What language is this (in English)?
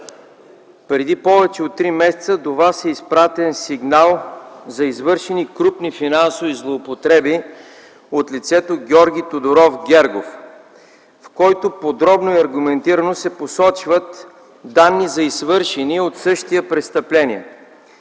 Bulgarian